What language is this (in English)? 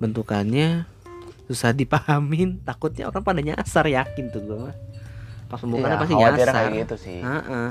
Indonesian